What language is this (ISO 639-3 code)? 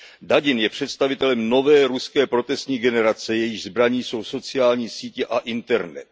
ces